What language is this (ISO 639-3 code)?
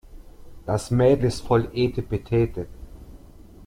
deu